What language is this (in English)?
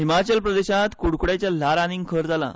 Konkani